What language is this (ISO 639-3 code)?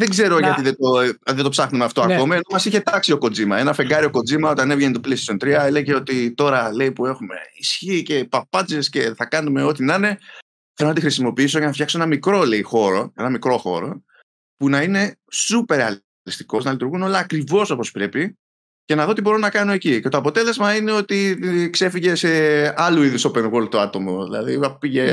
ell